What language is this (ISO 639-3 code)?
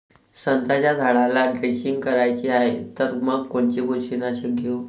mar